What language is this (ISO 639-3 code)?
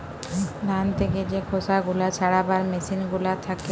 ben